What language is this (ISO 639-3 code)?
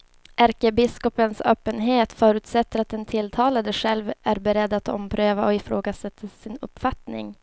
swe